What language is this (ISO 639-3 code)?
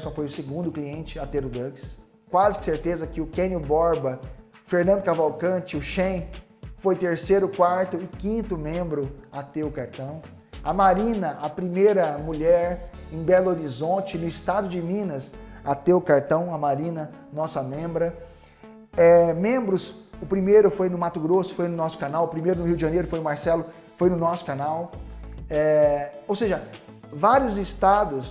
por